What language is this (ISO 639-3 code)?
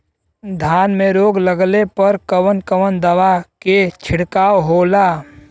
bho